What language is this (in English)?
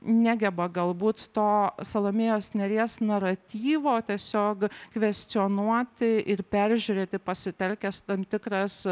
Lithuanian